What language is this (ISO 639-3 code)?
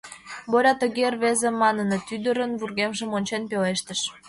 chm